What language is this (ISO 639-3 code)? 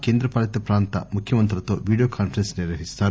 tel